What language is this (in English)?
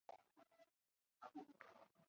Chinese